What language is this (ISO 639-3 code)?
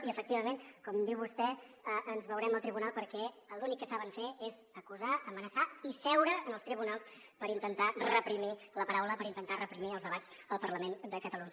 cat